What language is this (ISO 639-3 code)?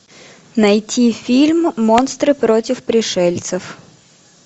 rus